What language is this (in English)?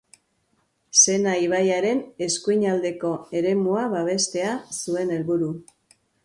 Basque